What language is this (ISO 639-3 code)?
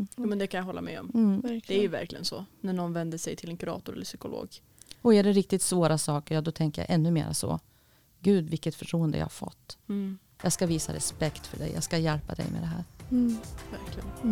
swe